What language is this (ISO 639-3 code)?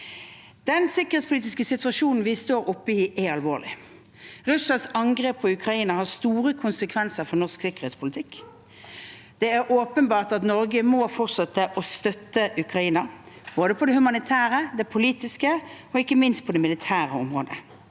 nor